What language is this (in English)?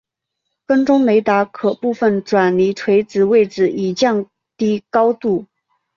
Chinese